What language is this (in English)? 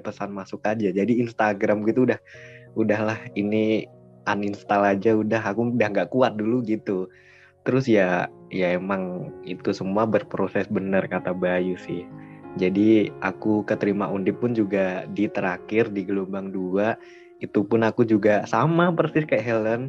Indonesian